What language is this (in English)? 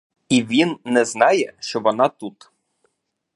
Ukrainian